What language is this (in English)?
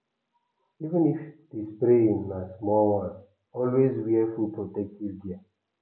Nigerian Pidgin